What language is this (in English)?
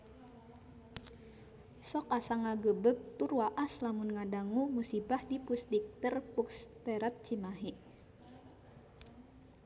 Sundanese